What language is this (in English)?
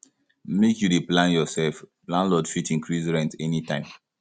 Nigerian Pidgin